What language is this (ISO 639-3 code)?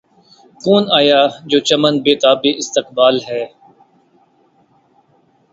urd